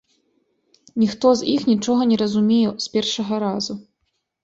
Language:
Belarusian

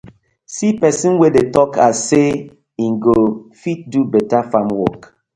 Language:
Nigerian Pidgin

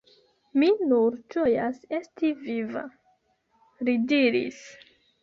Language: Esperanto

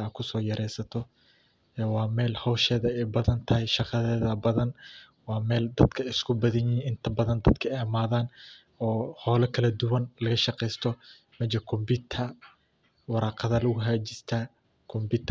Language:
Somali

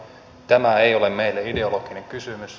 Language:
Finnish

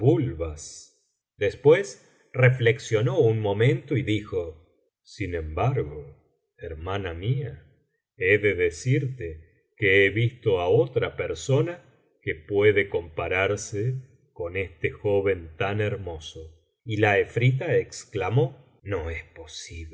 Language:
Spanish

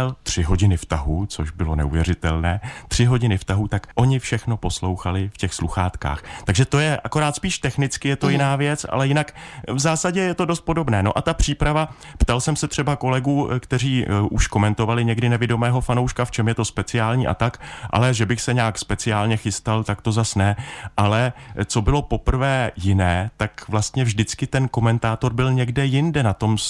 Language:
Czech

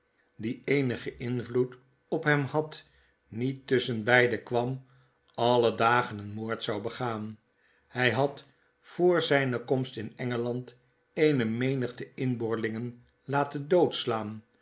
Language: Dutch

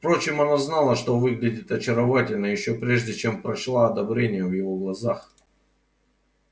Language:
Russian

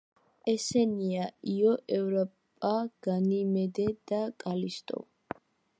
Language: Georgian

